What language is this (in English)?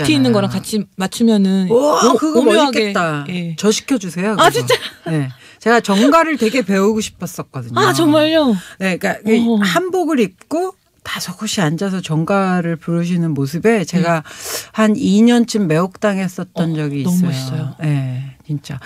Korean